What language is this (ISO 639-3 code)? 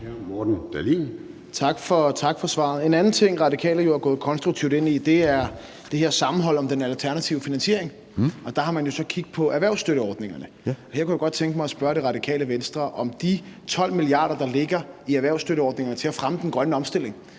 dan